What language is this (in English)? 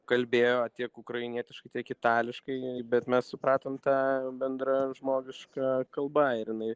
Lithuanian